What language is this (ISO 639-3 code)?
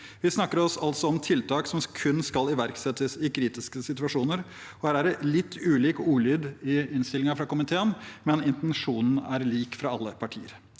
nor